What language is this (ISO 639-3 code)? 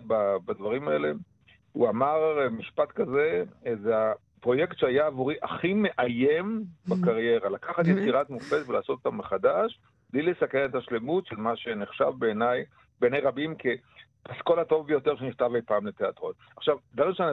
heb